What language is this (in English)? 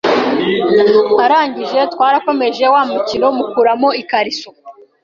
Kinyarwanda